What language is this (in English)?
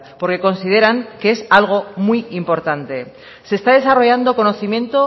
Spanish